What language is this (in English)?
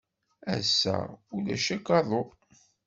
Kabyle